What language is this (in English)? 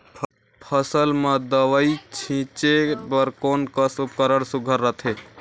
Chhattisgarhi